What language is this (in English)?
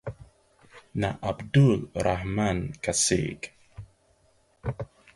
Igbo